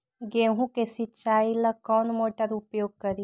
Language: Magahi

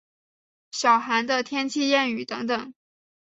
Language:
Chinese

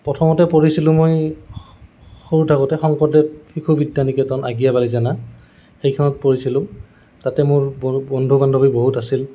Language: Assamese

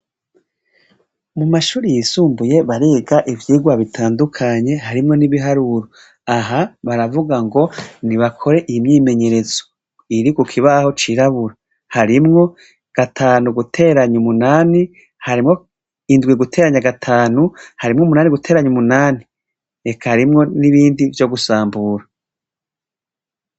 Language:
Rundi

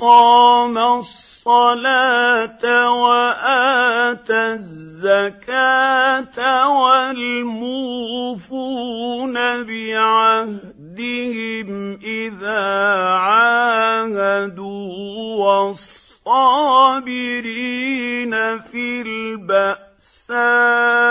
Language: Arabic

